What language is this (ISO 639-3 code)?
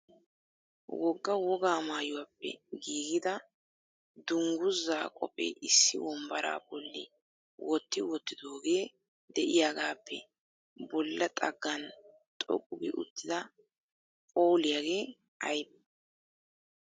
wal